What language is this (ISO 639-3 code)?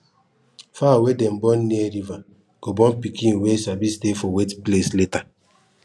pcm